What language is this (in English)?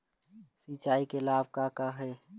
Chhattisgarhi